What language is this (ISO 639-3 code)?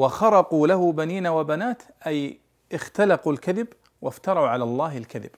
ara